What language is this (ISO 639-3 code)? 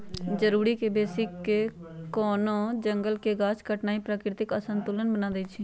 mag